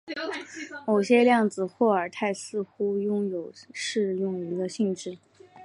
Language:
Chinese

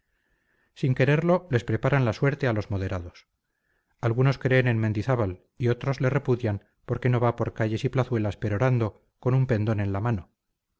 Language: Spanish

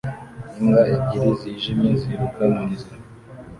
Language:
Kinyarwanda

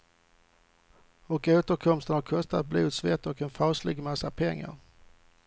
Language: Swedish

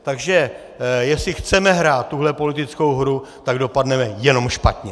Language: Czech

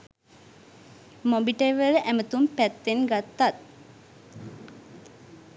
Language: Sinhala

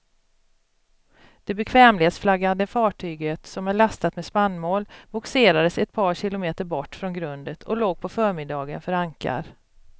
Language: Swedish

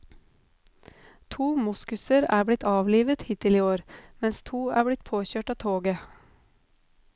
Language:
Norwegian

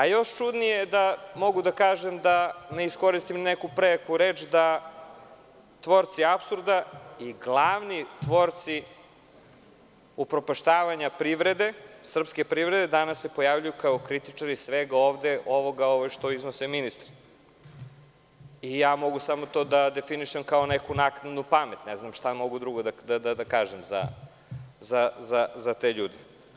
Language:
Serbian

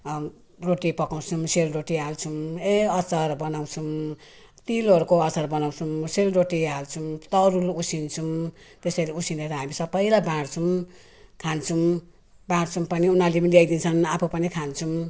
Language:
Nepali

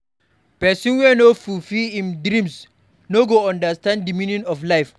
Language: Nigerian Pidgin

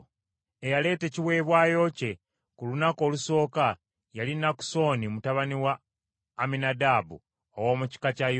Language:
Ganda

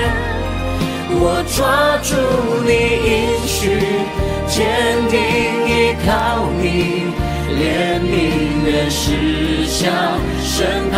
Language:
Chinese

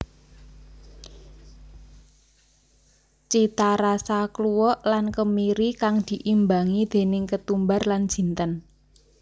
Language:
Javanese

